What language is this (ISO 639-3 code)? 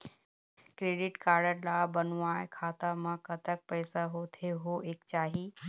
hne